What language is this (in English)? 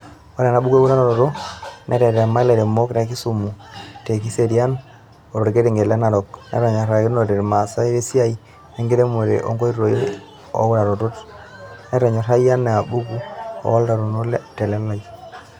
Masai